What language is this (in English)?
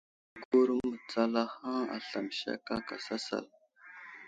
Wuzlam